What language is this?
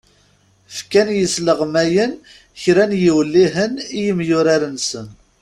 Kabyle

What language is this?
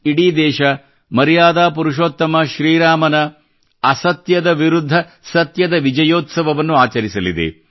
Kannada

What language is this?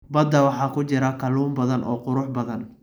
Somali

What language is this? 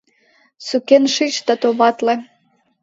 Mari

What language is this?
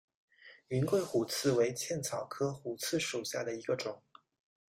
Chinese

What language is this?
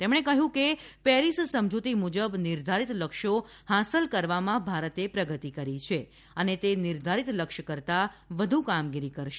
Gujarati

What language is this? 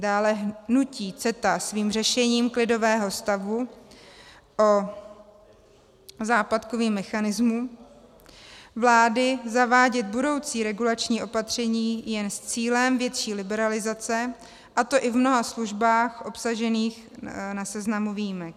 Czech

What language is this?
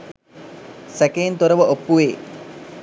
Sinhala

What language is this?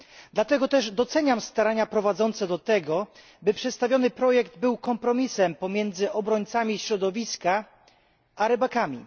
Polish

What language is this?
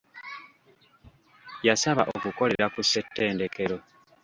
Ganda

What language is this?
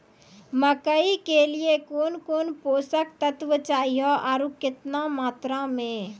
Maithili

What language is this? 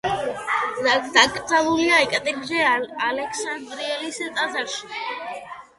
Georgian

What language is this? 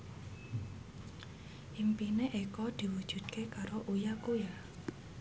Javanese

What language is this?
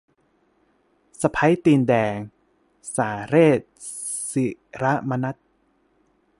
Thai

